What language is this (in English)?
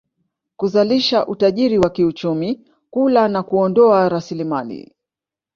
Swahili